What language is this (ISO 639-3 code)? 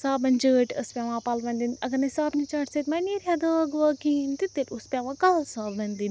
kas